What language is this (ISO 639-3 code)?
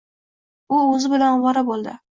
uzb